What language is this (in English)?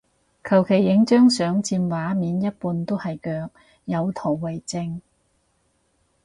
Cantonese